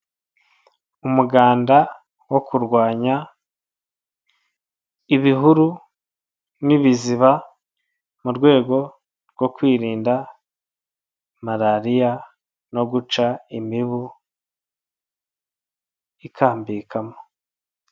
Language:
Kinyarwanda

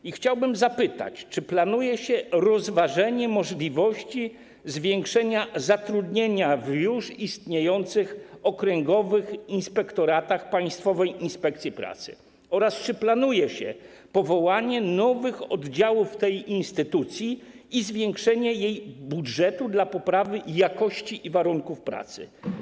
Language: Polish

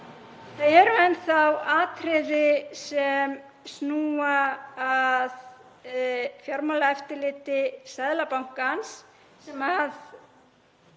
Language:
Icelandic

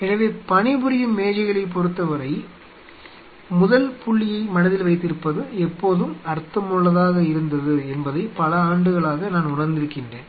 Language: Tamil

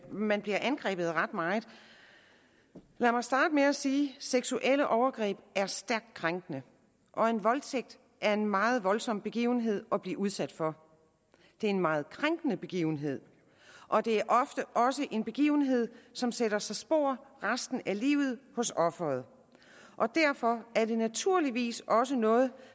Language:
Danish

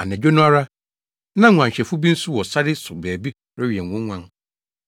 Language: Akan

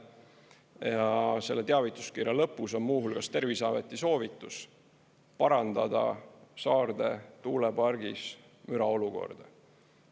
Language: Estonian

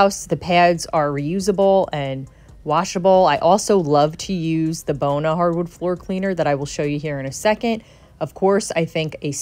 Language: English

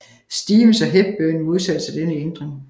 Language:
Danish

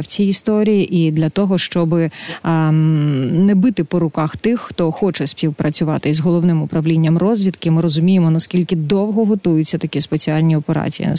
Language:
Ukrainian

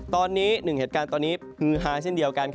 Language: Thai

